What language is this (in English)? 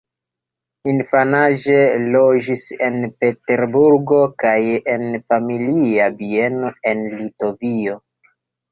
Esperanto